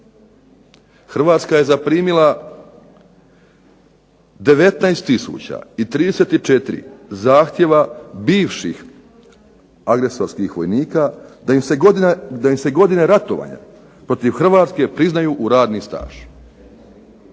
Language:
Croatian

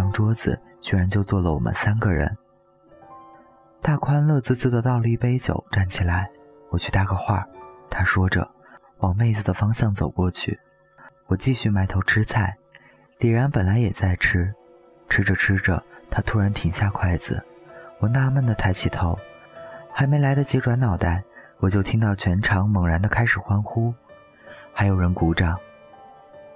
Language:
Chinese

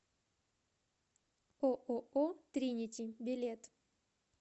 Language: Russian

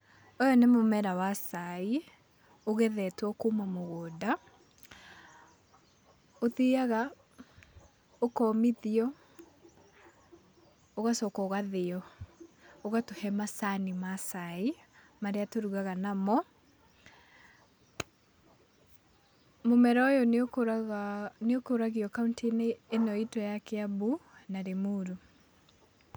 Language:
Kikuyu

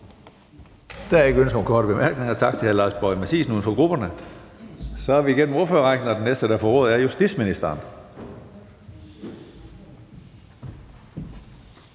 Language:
Danish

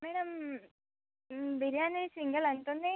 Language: Telugu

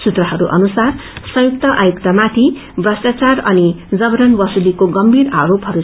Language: Nepali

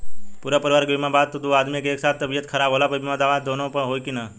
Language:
Bhojpuri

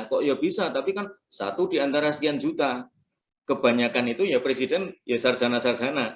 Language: Indonesian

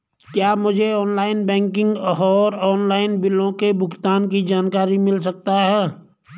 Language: Hindi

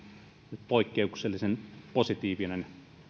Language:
Finnish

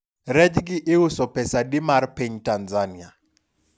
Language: Luo (Kenya and Tanzania)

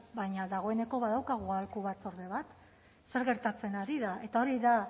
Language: Basque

